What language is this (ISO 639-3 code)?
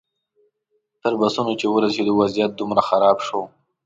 pus